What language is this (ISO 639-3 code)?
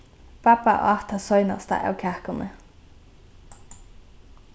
fao